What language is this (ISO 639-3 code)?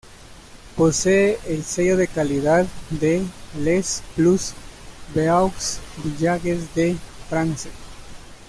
spa